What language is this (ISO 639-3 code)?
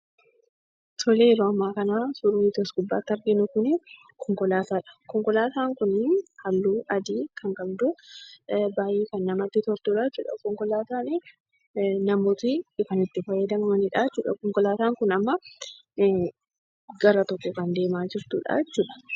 orm